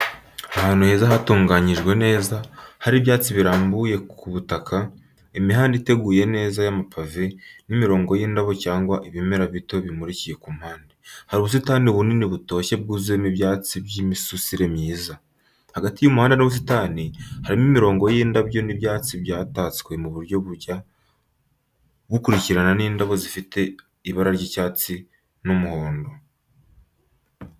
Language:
Kinyarwanda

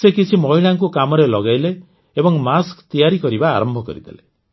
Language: Odia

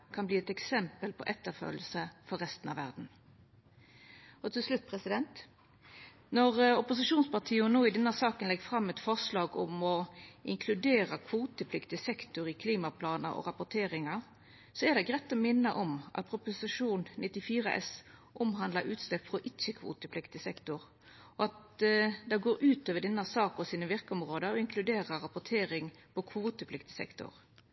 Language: Norwegian Nynorsk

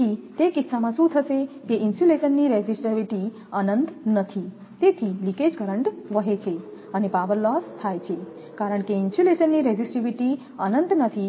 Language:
Gujarati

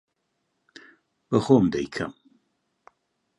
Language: Central Kurdish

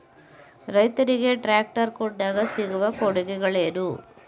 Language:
Kannada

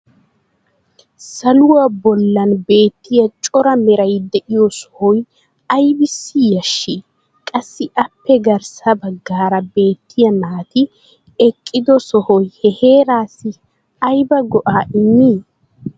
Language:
Wolaytta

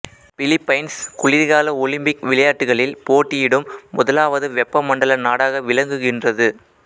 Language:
Tamil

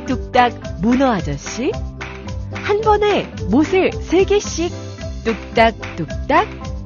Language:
Korean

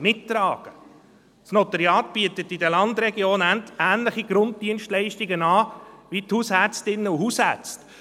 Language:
Swiss German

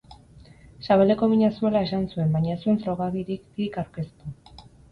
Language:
Basque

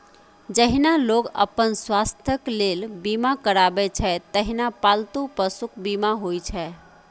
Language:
Maithili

